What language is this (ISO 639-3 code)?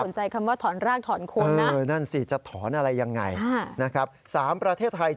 tha